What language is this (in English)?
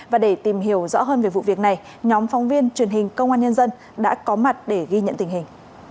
Vietnamese